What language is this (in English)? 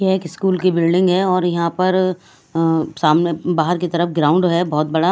Hindi